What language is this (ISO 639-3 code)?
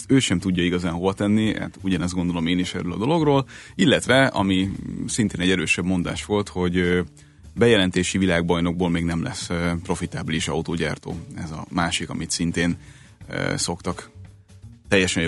hun